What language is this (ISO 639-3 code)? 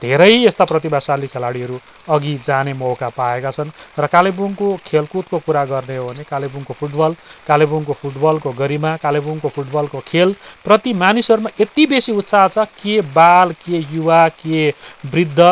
nep